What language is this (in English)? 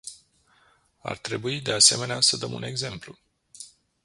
Romanian